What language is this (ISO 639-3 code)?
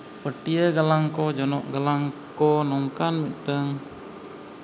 sat